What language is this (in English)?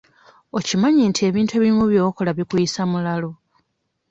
Ganda